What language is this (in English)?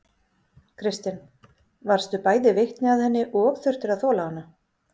Icelandic